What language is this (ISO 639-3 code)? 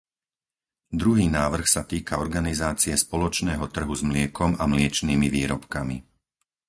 slk